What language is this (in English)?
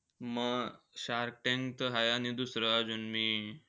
Marathi